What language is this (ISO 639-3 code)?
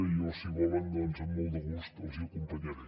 cat